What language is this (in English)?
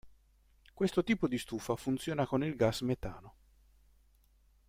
Italian